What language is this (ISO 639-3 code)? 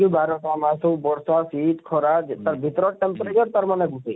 ori